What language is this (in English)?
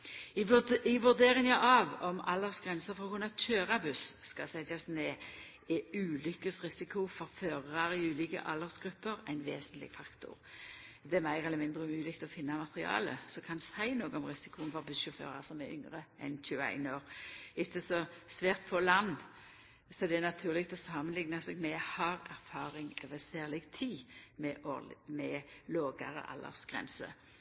Norwegian Nynorsk